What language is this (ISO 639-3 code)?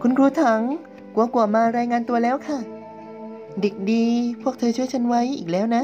tha